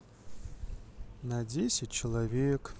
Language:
Russian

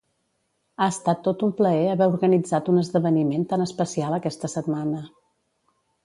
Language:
Catalan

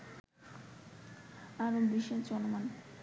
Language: Bangla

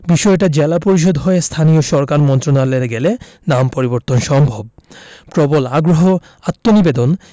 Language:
Bangla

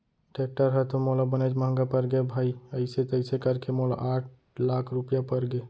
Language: Chhattisgarhi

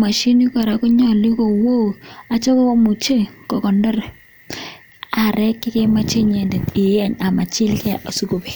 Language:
Kalenjin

